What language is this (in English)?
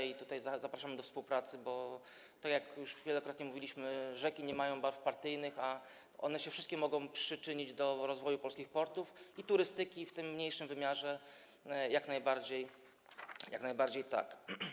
Polish